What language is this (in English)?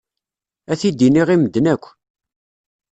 Kabyle